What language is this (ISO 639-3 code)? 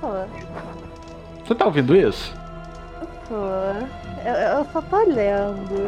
por